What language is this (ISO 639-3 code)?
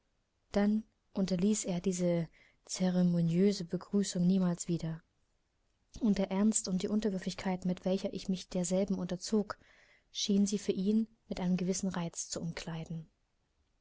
deu